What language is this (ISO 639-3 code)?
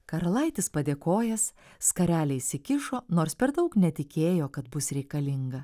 lit